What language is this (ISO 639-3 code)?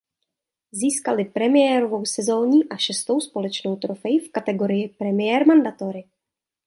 ces